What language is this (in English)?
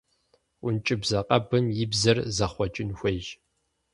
Kabardian